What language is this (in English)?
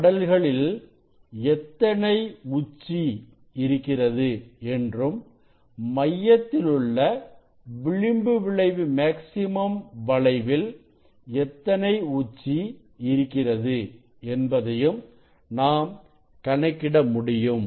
Tamil